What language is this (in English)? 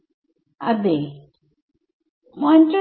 Malayalam